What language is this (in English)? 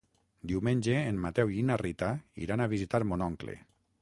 Catalan